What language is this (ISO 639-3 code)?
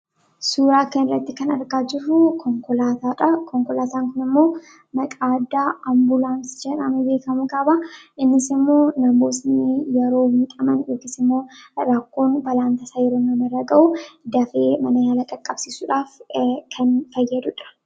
orm